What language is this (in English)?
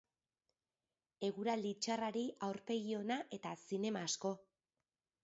Basque